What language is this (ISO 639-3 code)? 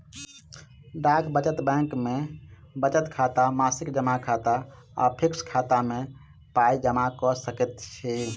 mai